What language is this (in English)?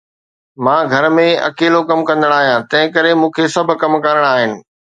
Sindhi